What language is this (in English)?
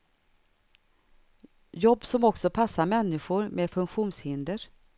Swedish